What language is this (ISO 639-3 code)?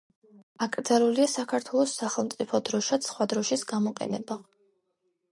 kat